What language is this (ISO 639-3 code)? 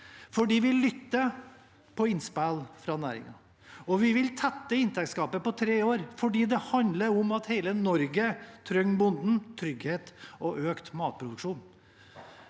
nor